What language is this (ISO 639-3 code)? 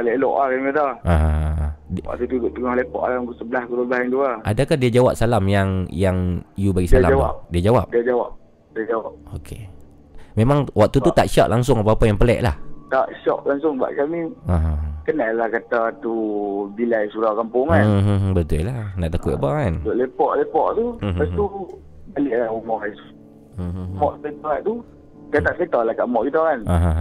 msa